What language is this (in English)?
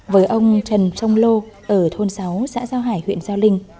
Vietnamese